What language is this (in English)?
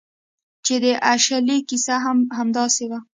Pashto